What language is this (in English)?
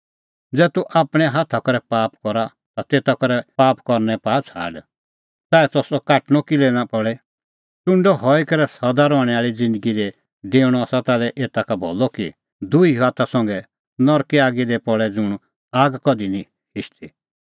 Kullu Pahari